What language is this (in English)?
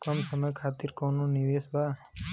Bhojpuri